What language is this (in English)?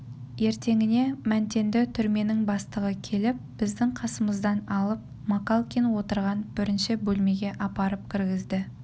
Kazakh